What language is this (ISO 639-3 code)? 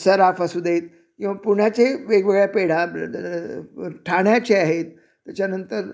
mar